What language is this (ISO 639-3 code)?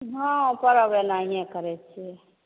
mai